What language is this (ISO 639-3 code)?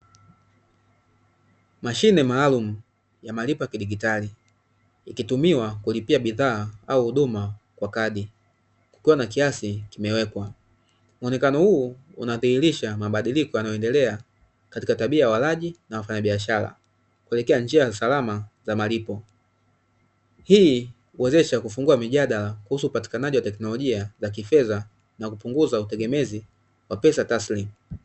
swa